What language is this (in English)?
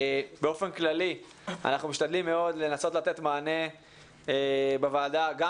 Hebrew